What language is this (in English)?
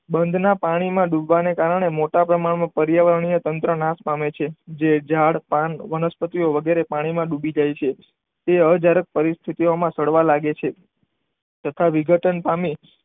Gujarati